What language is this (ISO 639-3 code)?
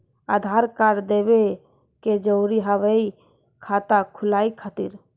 mai